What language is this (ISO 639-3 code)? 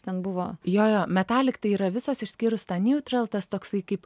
lit